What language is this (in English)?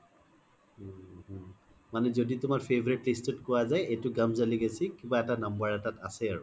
Assamese